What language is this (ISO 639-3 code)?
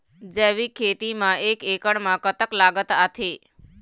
hne